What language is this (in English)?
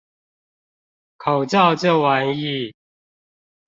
Chinese